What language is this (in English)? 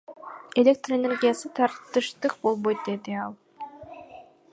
Kyrgyz